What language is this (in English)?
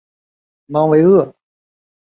Chinese